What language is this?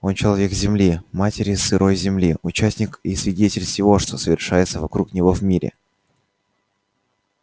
Russian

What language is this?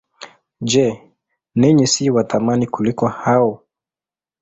Swahili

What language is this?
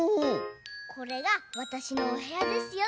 Japanese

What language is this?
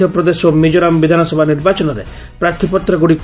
Odia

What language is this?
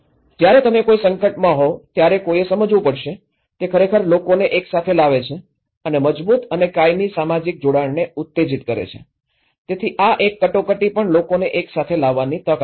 Gujarati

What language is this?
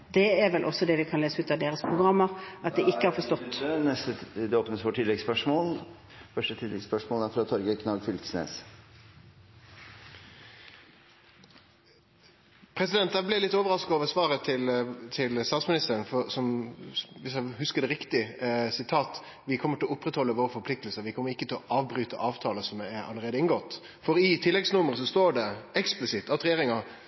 Norwegian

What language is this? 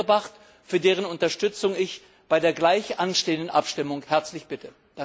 German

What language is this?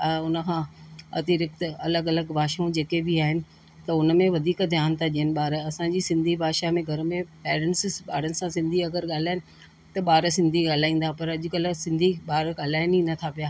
Sindhi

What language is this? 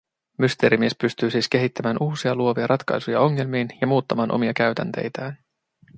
Finnish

